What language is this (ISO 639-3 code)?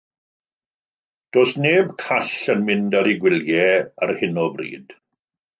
cym